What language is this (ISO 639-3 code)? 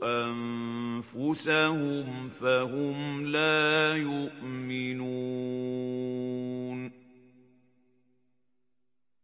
ara